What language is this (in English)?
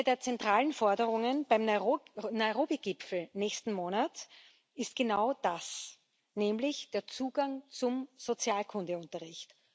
German